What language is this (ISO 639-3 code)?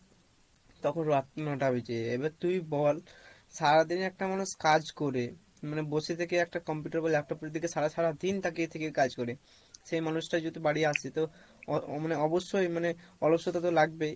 ben